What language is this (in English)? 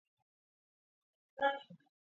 Georgian